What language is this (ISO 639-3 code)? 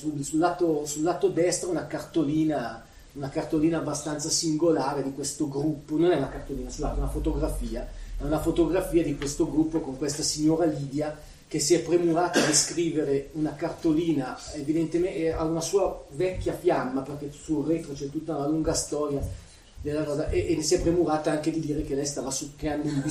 ita